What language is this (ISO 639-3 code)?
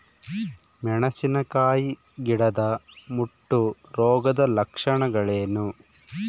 kan